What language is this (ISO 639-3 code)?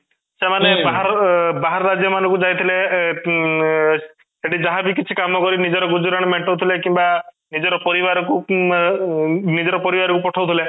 ori